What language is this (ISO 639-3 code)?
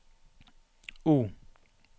nor